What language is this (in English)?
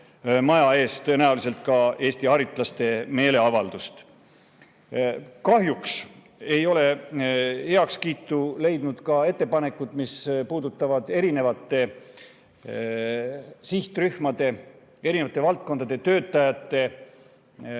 Estonian